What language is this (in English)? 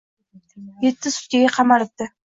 Uzbek